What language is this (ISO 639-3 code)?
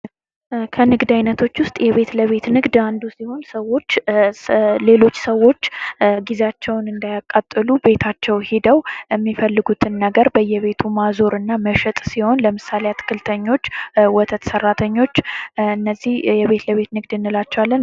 amh